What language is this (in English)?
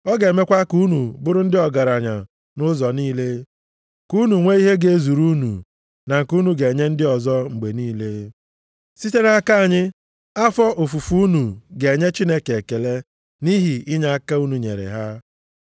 Igbo